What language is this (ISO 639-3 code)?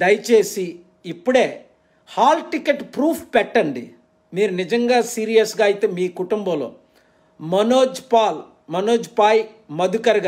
hin